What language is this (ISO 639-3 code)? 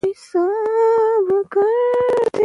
pus